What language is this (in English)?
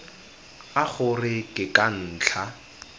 Tswana